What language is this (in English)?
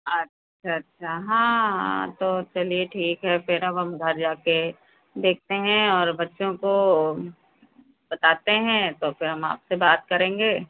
Hindi